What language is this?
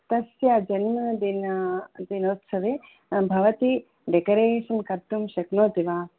Sanskrit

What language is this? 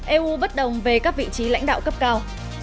Vietnamese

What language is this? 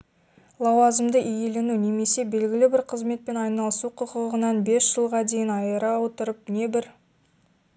Kazakh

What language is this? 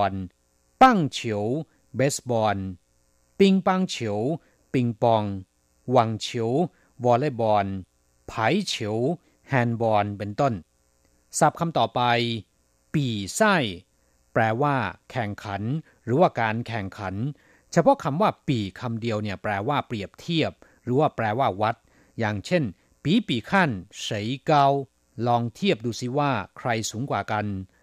Thai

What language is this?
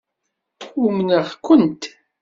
Kabyle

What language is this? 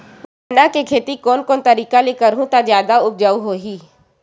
Chhattisgarhi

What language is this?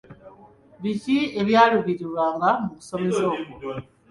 Ganda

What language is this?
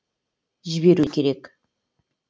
Kazakh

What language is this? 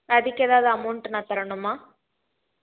Tamil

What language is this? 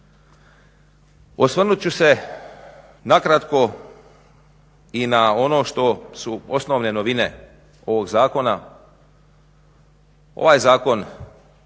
Croatian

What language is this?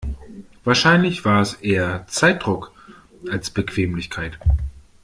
German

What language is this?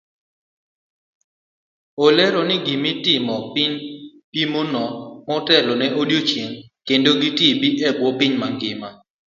Luo (Kenya and Tanzania)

